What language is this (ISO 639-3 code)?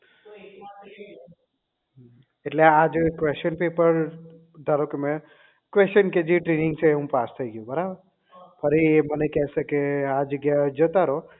guj